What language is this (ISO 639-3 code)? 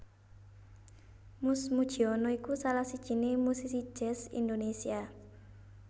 jav